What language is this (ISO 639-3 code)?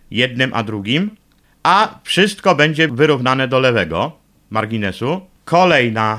pol